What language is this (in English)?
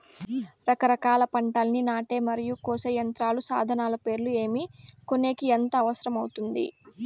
Telugu